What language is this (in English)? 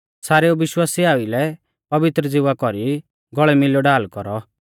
Mahasu Pahari